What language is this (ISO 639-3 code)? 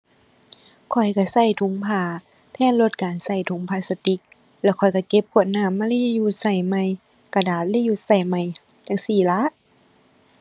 tha